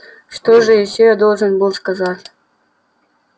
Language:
Russian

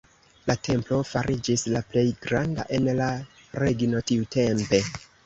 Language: Esperanto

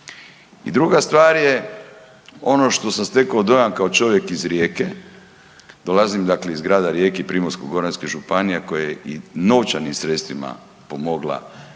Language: Croatian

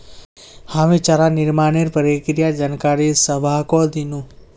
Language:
Magahi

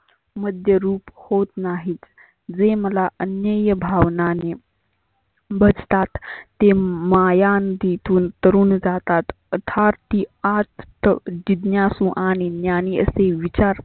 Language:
Marathi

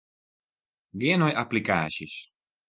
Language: Western Frisian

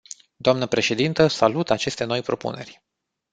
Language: Romanian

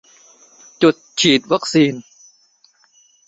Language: Thai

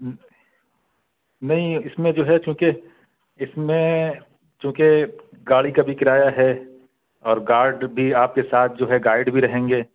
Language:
Urdu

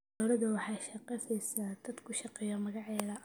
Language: Somali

